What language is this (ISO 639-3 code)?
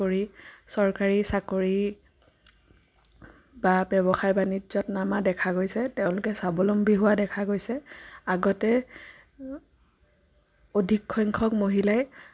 asm